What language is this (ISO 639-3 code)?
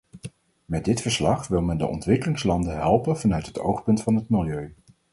nld